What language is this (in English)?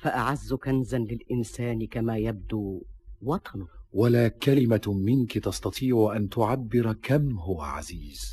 Arabic